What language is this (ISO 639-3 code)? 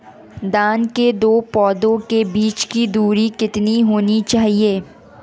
hin